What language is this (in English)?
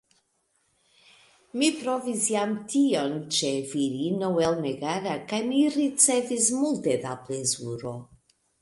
Esperanto